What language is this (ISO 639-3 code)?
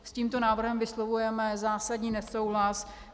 ces